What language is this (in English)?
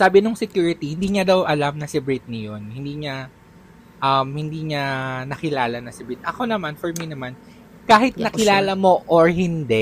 Filipino